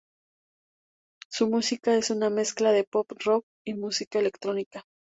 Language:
Spanish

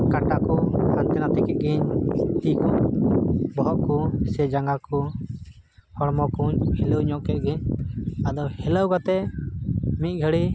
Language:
Santali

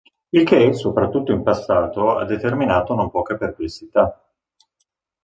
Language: Italian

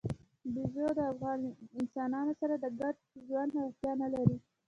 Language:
Pashto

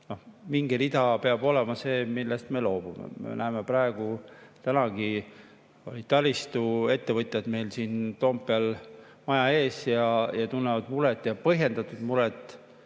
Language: Estonian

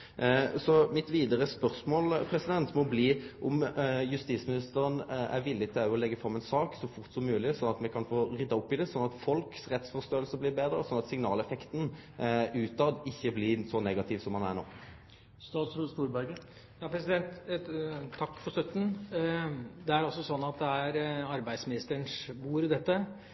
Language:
Norwegian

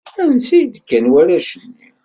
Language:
Kabyle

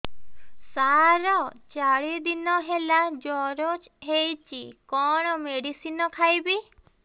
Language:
Odia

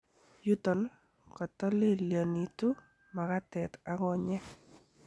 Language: Kalenjin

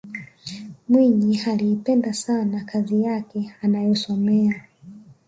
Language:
Swahili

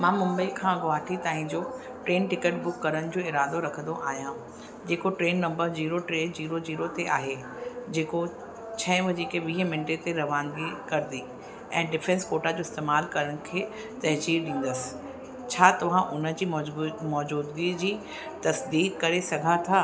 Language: Sindhi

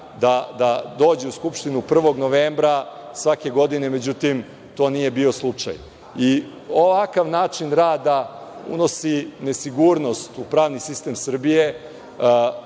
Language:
Serbian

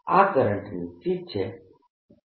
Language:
Gujarati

